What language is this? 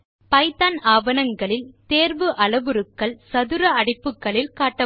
Tamil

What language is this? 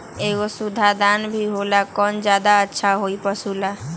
Magahi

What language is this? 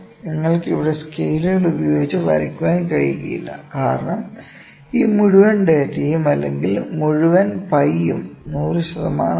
Malayalam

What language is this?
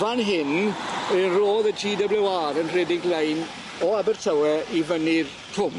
Welsh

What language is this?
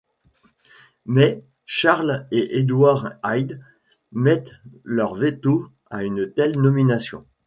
French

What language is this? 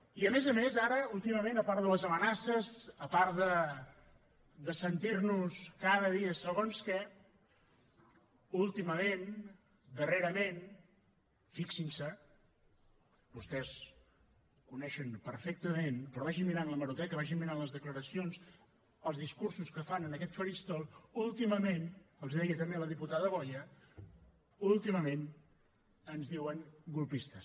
Catalan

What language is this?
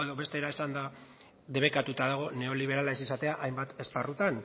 Basque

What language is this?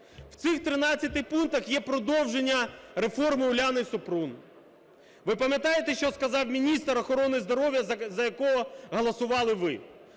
Ukrainian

